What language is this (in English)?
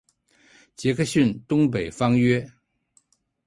Chinese